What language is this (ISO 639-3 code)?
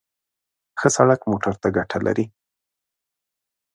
pus